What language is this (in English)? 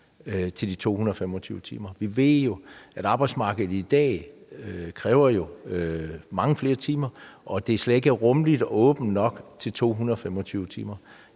Danish